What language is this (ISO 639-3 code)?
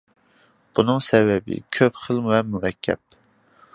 uig